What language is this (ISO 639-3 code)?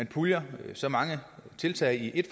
dan